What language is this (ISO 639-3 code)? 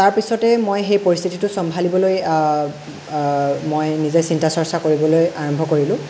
asm